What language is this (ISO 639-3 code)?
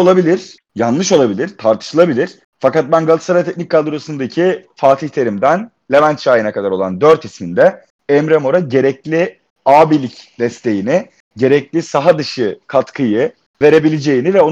tur